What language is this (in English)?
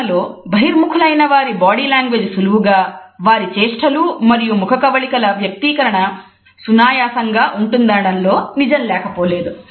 Telugu